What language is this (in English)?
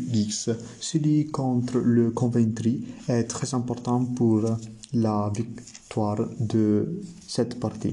French